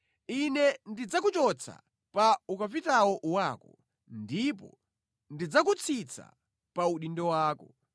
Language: Nyanja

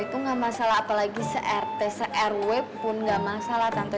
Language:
Indonesian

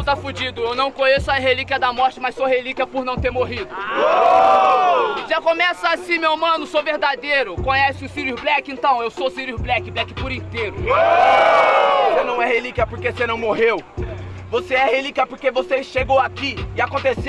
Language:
Portuguese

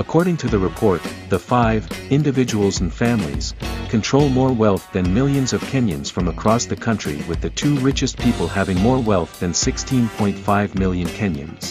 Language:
English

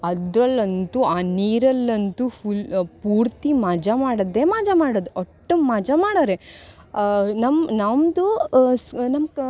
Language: Kannada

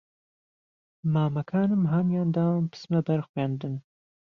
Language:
Central Kurdish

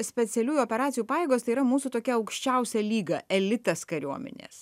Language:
Lithuanian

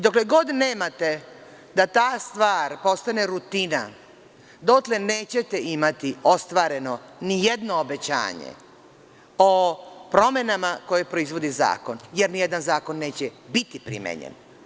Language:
Serbian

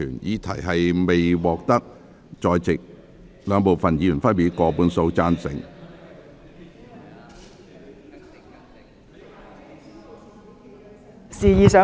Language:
Cantonese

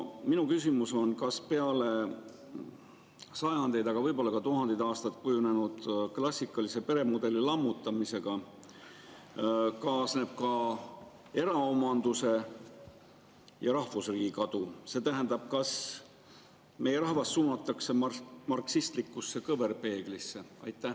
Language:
Estonian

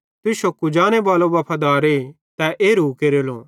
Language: Bhadrawahi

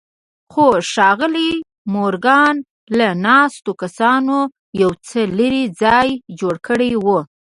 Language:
Pashto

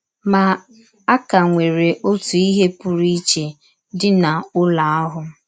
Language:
Igbo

